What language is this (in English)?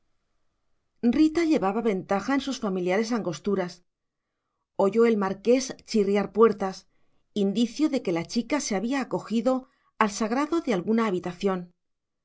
Spanish